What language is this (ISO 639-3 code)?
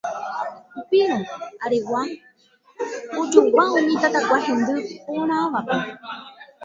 grn